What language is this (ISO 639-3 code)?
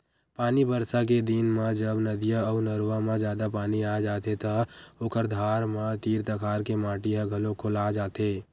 hne